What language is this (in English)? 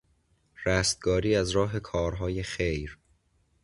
Persian